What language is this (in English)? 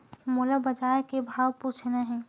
Chhattisgarhi